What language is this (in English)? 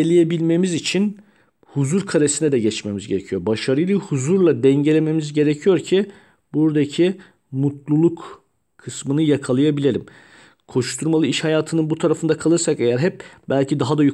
Turkish